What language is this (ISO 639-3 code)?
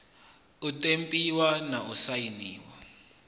ven